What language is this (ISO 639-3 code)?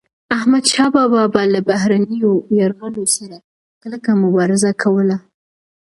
pus